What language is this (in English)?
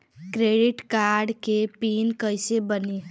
Bhojpuri